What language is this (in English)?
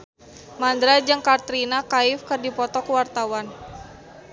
Sundanese